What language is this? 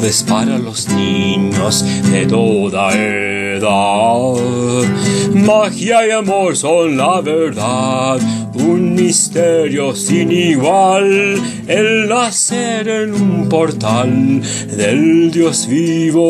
Romanian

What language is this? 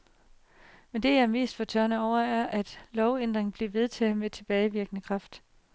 Danish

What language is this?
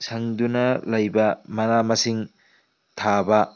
Manipuri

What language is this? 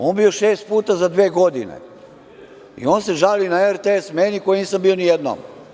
Serbian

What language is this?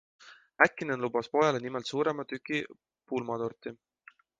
Estonian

